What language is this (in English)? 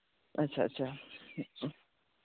Santali